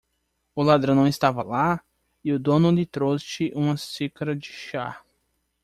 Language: Portuguese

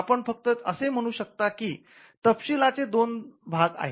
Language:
Marathi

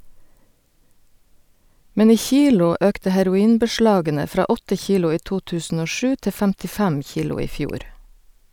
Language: Norwegian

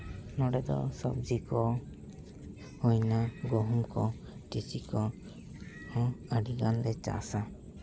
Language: Santali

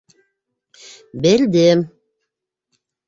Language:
Bashkir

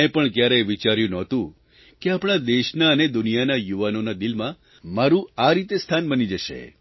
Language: Gujarati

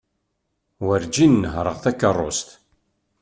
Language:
Kabyle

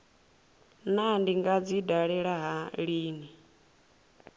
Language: Venda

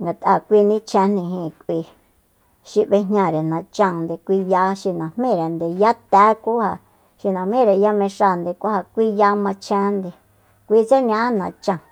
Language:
Soyaltepec Mazatec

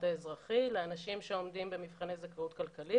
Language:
Hebrew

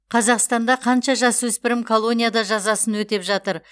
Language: Kazakh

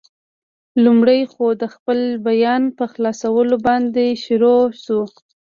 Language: Pashto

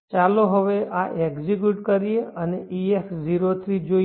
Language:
Gujarati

